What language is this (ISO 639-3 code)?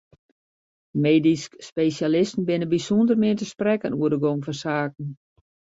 fry